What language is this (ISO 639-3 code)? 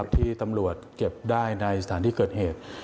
tha